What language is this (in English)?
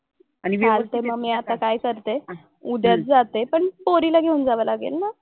Marathi